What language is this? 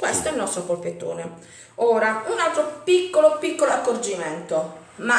Italian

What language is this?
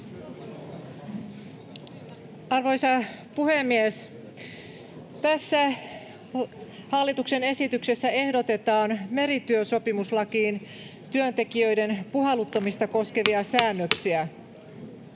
Finnish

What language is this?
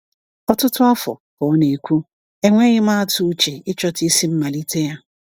Igbo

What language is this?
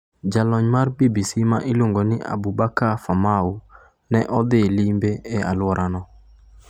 Luo (Kenya and Tanzania)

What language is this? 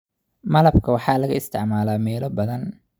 Somali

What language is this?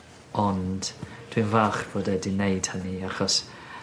Welsh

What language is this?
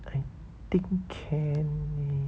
English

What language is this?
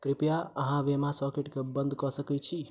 Maithili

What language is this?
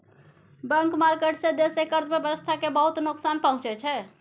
Maithili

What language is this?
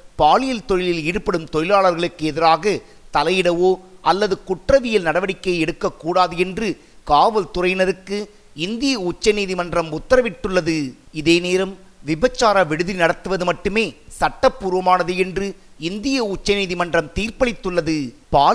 Tamil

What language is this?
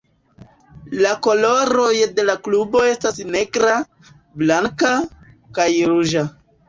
Esperanto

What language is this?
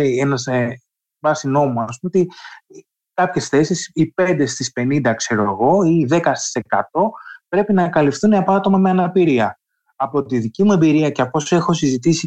Greek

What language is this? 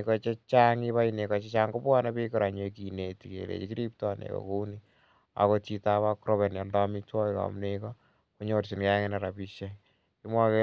Kalenjin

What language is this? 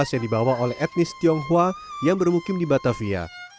Indonesian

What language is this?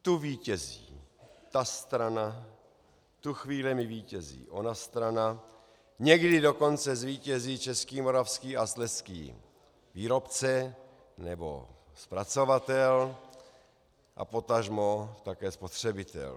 Czech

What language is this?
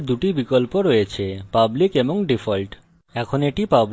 Bangla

